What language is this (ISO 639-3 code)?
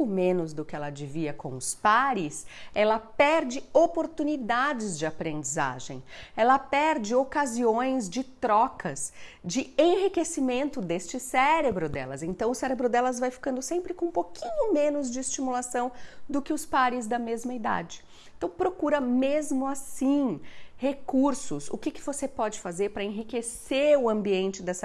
por